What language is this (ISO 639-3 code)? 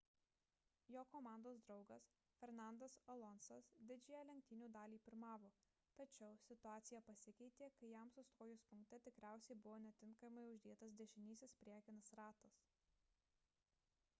lit